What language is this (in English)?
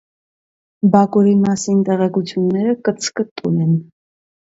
Armenian